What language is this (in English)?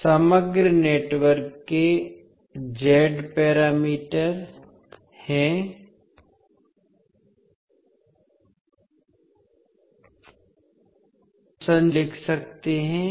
Hindi